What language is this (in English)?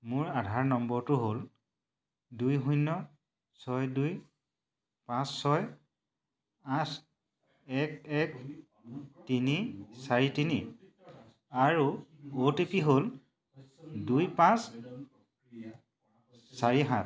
Assamese